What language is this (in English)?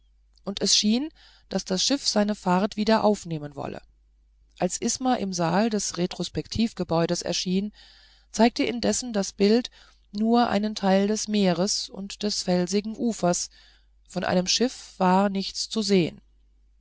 German